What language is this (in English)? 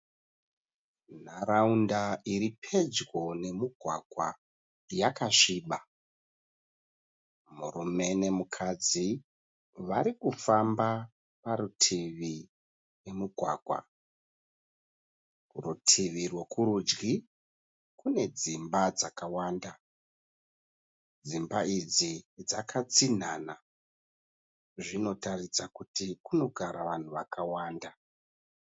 Shona